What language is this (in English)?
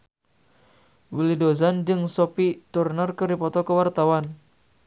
Sundanese